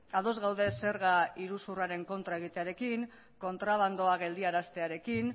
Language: Basque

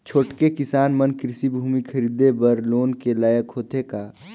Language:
Chhattisgarhi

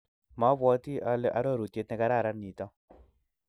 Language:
Kalenjin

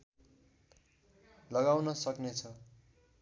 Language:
Nepali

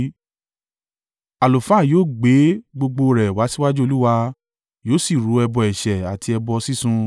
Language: Yoruba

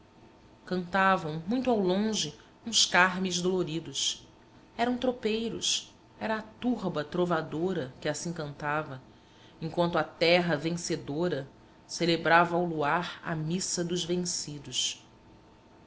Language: Portuguese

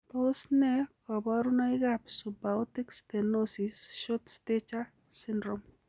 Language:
Kalenjin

